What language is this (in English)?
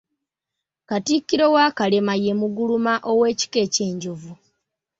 Ganda